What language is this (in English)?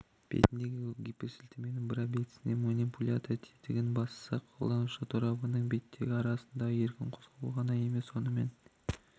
Kazakh